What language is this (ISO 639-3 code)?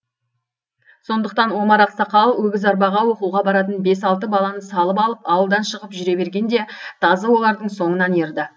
kaz